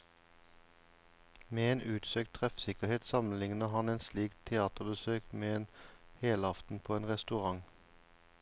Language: Norwegian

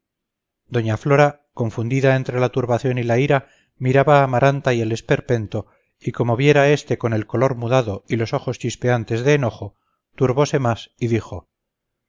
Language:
Spanish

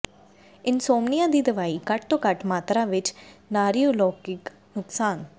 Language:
Punjabi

